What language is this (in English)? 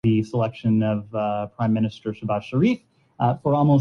Urdu